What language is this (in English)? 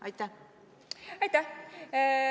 Estonian